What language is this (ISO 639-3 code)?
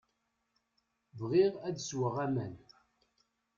kab